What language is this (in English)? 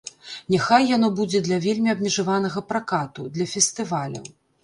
Belarusian